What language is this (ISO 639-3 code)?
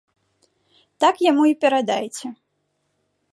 bel